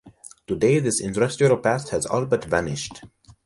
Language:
English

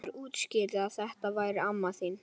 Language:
Icelandic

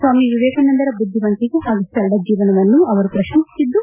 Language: Kannada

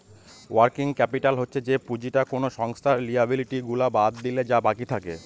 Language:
Bangla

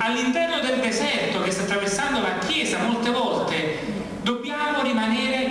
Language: Italian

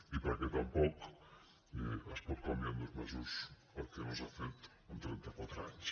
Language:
Catalan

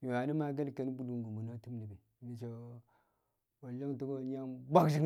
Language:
Kamo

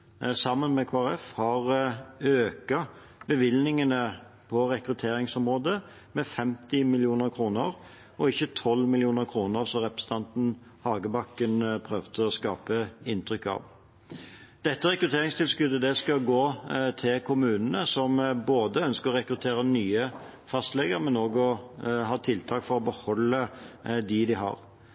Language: Norwegian Bokmål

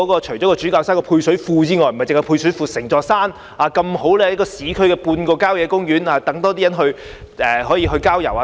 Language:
Cantonese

